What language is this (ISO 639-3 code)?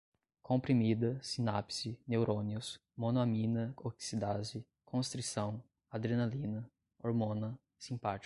por